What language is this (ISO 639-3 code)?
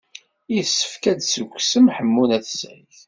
kab